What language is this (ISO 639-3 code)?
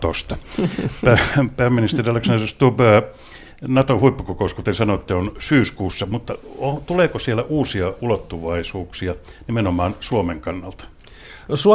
fin